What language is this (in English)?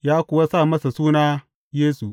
Hausa